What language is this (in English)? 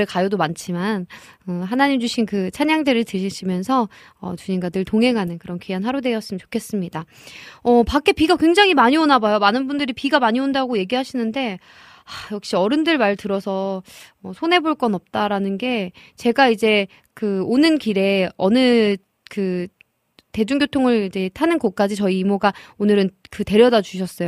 Korean